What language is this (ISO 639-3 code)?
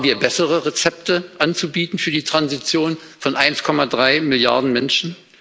deu